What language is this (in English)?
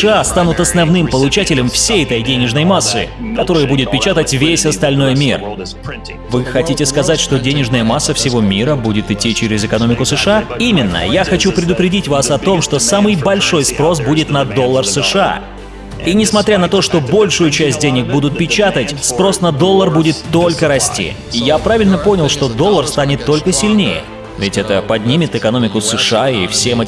Russian